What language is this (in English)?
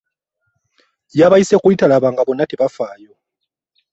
Ganda